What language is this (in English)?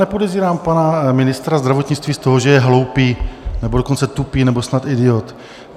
Czech